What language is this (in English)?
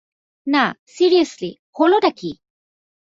Bangla